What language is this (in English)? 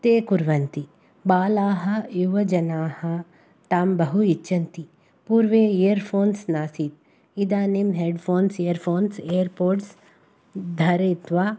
Sanskrit